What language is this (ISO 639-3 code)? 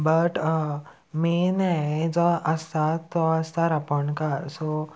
kok